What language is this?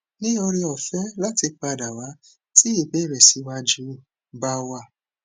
Yoruba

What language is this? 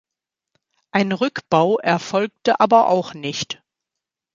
German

